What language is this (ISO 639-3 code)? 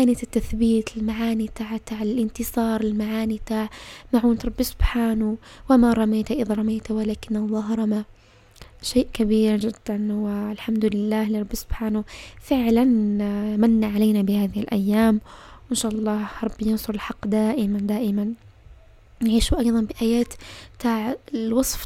ara